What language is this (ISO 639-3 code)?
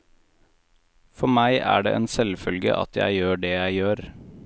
nor